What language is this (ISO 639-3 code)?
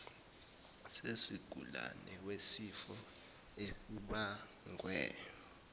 zul